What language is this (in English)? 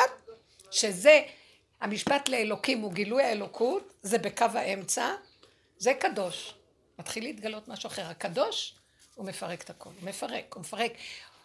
Hebrew